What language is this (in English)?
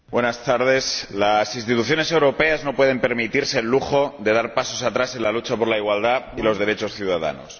Spanish